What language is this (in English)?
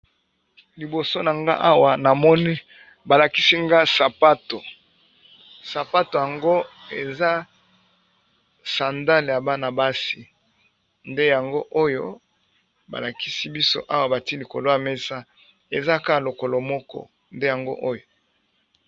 Lingala